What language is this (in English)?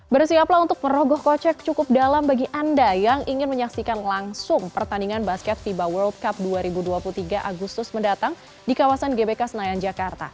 Indonesian